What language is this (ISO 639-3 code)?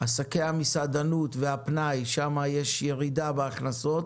heb